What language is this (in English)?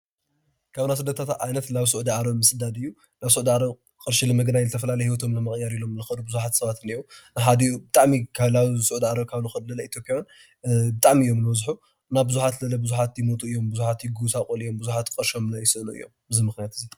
Tigrinya